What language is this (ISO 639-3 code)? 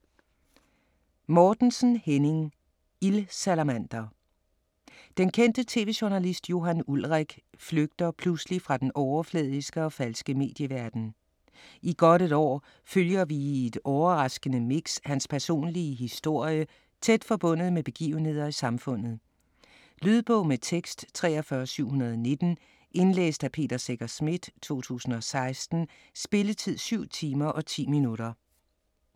dan